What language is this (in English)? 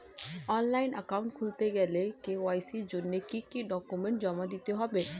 Bangla